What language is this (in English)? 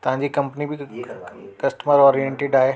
Sindhi